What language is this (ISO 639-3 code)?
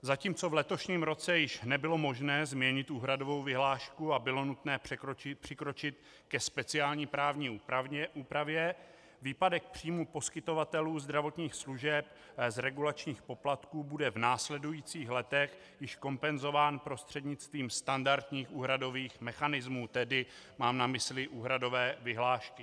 ces